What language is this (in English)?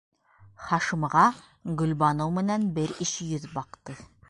Bashkir